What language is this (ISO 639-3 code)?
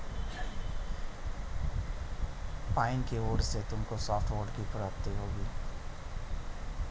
hin